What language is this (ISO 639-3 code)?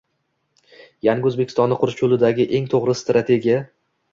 uzb